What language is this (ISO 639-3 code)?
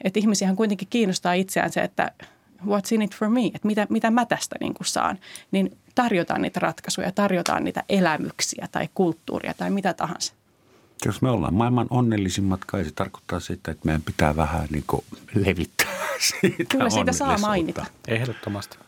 fin